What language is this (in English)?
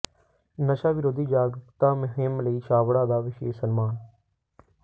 Punjabi